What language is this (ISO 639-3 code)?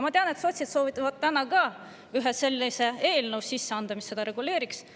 est